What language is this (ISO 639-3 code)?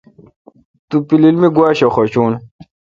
xka